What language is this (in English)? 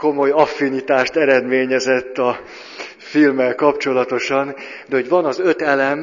Hungarian